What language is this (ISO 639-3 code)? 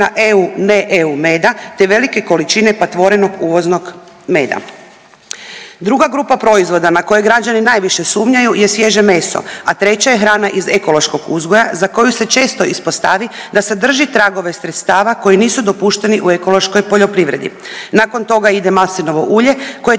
hrv